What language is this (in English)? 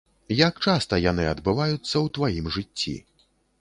Belarusian